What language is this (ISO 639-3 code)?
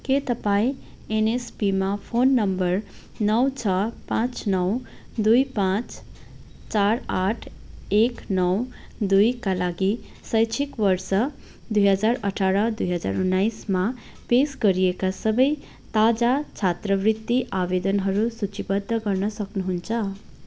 nep